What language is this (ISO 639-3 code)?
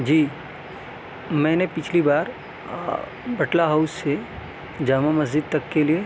urd